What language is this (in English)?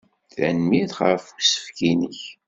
Kabyle